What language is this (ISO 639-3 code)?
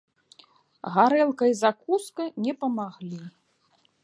bel